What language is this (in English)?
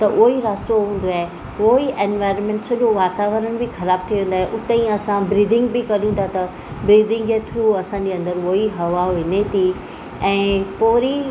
Sindhi